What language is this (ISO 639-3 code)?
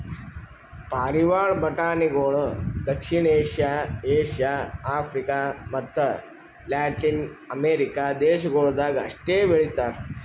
kan